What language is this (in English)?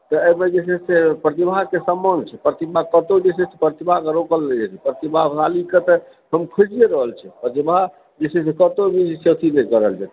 Maithili